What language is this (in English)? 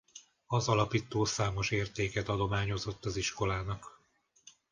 Hungarian